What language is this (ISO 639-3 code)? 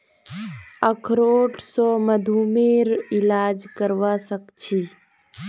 mag